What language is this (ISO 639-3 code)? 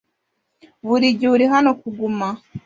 kin